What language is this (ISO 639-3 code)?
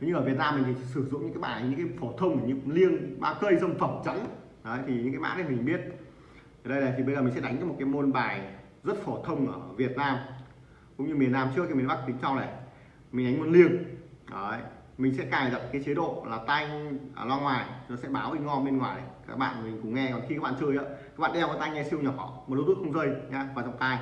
vie